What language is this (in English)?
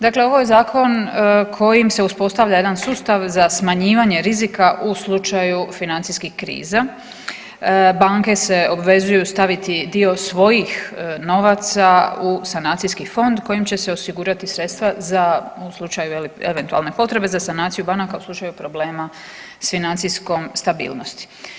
Croatian